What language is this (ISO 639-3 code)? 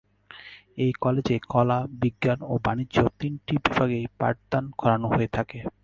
ben